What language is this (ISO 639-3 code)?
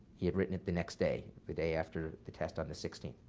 eng